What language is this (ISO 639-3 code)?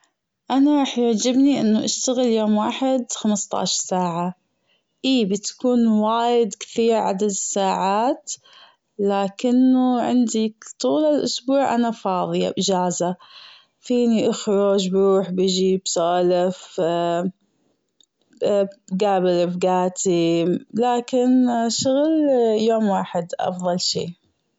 afb